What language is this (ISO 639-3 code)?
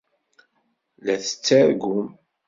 kab